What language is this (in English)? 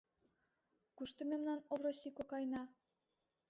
Mari